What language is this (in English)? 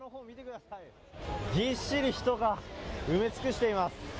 Japanese